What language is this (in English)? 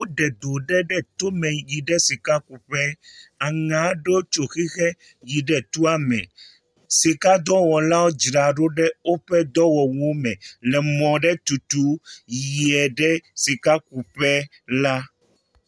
Ewe